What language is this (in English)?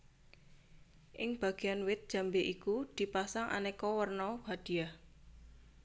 Javanese